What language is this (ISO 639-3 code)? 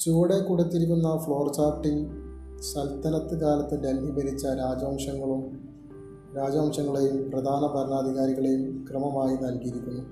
mal